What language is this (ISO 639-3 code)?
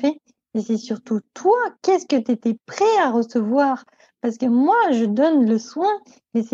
fra